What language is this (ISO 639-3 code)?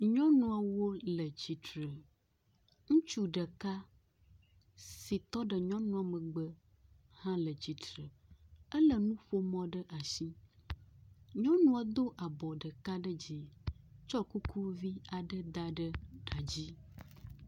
ewe